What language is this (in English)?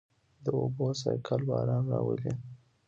Pashto